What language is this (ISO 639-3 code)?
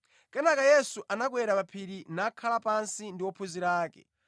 nya